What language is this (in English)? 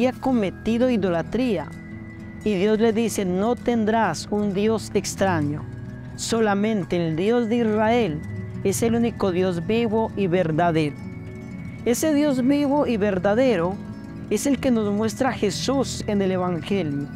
Spanish